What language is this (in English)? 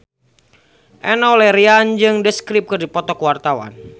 Sundanese